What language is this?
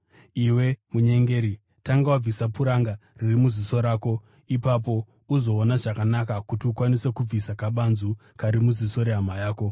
Shona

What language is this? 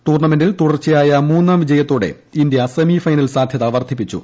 Malayalam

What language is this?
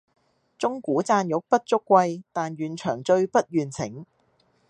Cantonese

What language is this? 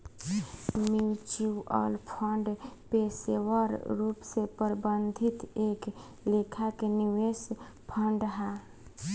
Bhojpuri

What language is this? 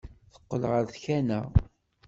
Kabyle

